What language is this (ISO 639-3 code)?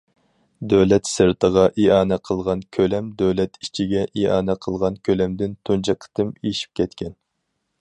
uig